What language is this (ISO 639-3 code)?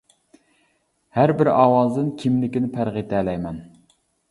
uig